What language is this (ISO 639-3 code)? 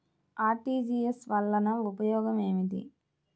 tel